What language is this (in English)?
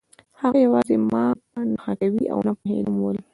Pashto